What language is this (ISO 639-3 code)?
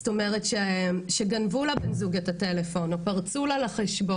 heb